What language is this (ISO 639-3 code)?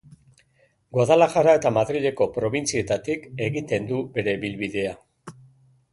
eus